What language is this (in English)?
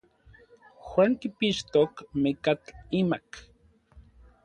Orizaba Nahuatl